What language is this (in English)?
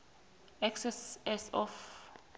South Ndebele